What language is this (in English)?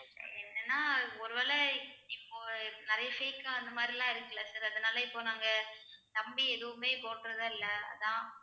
Tamil